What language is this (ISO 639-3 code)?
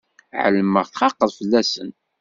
kab